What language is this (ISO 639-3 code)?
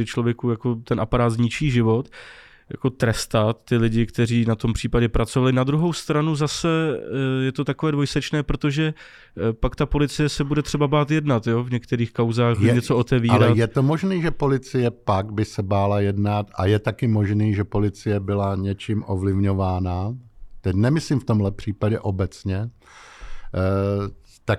ces